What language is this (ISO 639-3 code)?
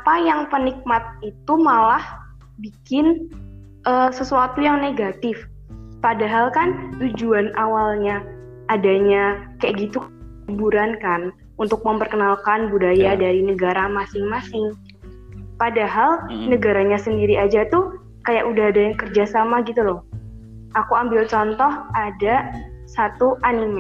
ind